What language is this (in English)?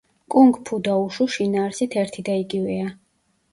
Georgian